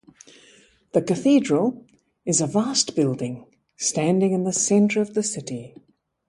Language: English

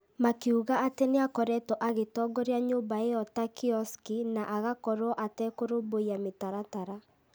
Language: Kikuyu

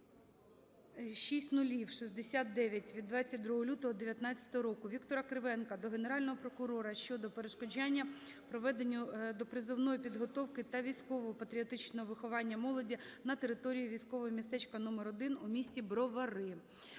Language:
Ukrainian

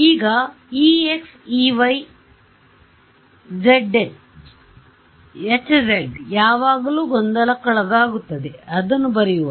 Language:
Kannada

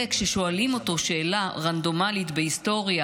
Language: Hebrew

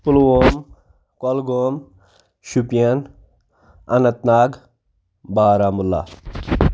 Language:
Kashmiri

